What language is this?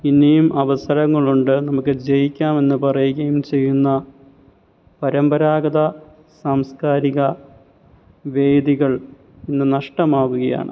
Malayalam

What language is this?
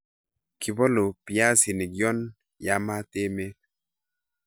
Kalenjin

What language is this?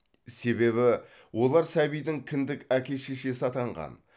Kazakh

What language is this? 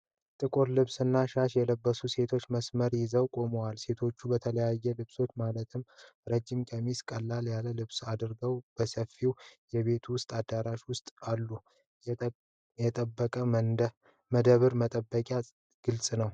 Amharic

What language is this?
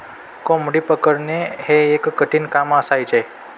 Marathi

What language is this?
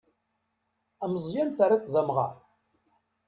Kabyle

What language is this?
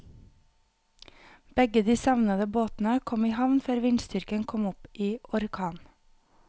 Norwegian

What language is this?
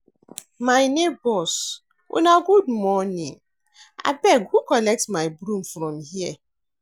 Nigerian Pidgin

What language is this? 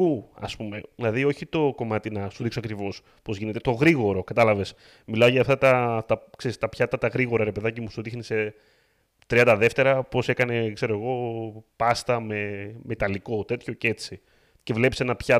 Greek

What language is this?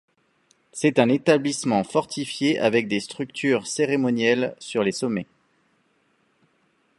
French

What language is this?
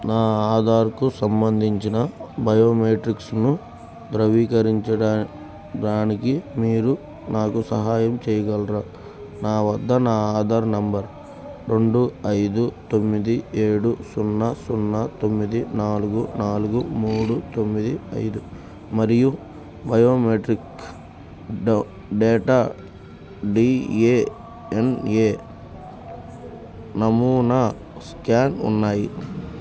Telugu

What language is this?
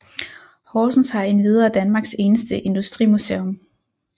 Danish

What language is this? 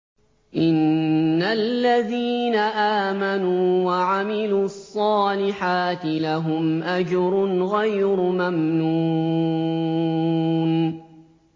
Arabic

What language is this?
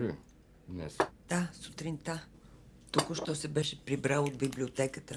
Bulgarian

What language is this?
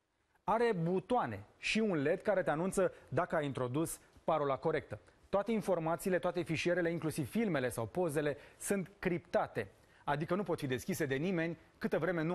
Romanian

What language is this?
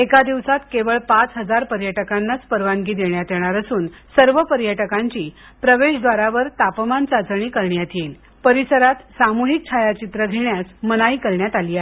Marathi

